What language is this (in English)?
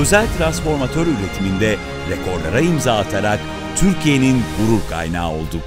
Turkish